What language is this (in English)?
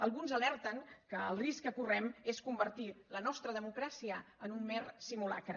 Catalan